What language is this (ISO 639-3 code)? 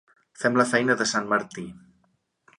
cat